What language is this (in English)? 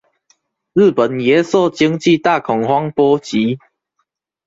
Chinese